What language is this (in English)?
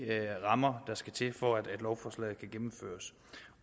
Danish